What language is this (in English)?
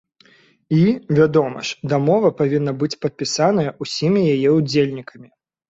Belarusian